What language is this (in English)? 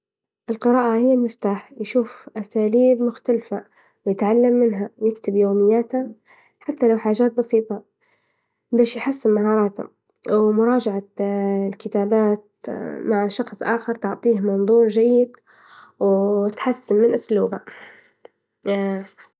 Libyan Arabic